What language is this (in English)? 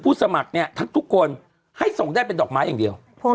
Thai